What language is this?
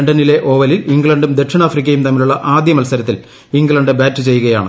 Malayalam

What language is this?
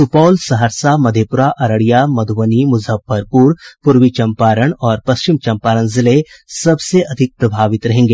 Hindi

